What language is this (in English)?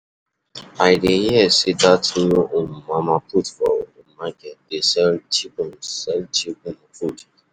Nigerian Pidgin